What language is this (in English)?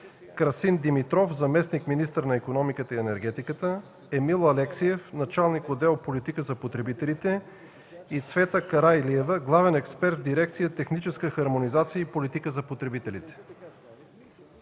Bulgarian